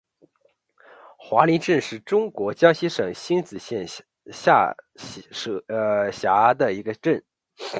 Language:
Chinese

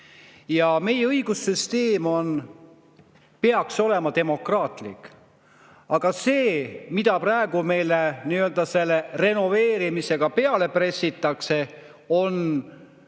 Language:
Estonian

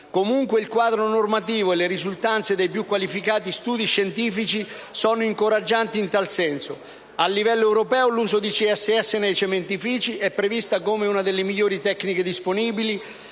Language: Italian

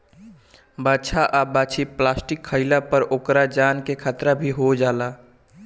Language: Bhojpuri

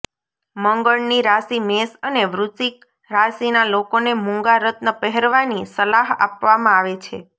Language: Gujarati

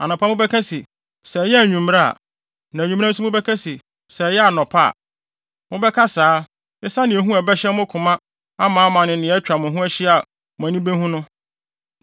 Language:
Akan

